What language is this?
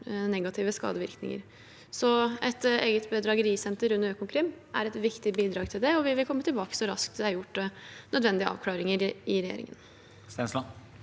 Norwegian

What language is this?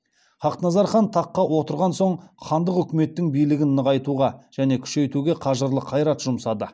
Kazakh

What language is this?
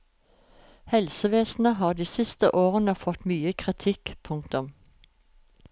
Norwegian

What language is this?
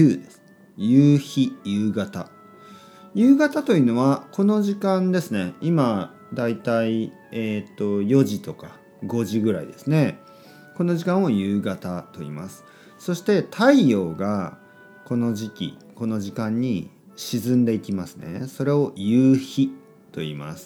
Japanese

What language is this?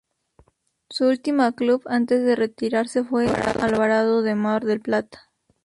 Spanish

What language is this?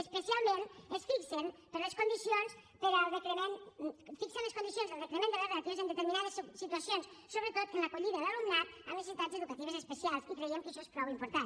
Catalan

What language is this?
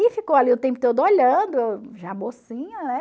Portuguese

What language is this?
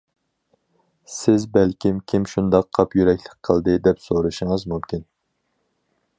Uyghur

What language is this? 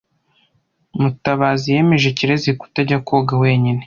Kinyarwanda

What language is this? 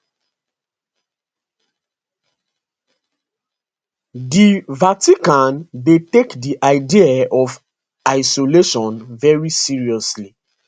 Nigerian Pidgin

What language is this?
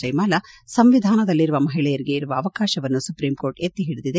Kannada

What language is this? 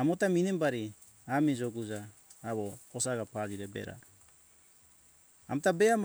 Hunjara-Kaina Ke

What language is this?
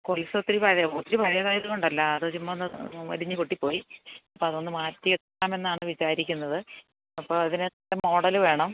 Malayalam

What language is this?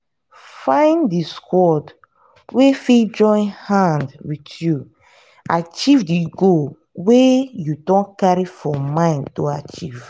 Nigerian Pidgin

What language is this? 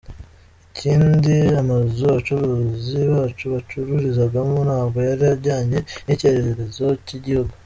Kinyarwanda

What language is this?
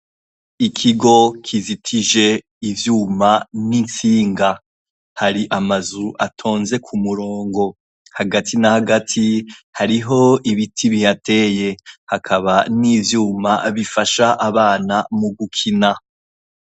Rundi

